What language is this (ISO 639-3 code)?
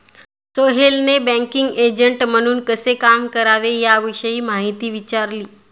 mar